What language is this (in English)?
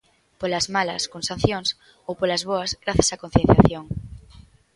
Galician